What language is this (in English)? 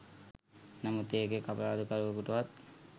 Sinhala